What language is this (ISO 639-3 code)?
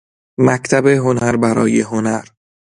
fas